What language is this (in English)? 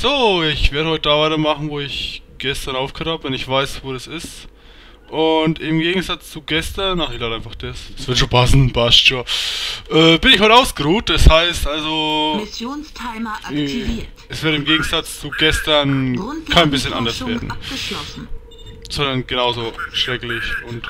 German